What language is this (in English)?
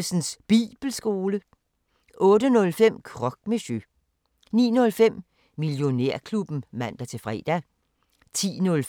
Danish